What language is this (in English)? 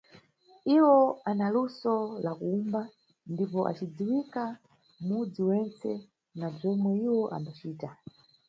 Nyungwe